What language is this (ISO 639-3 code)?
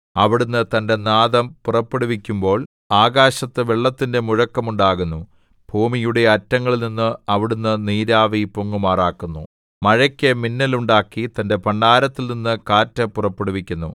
mal